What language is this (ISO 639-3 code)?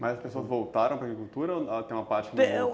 por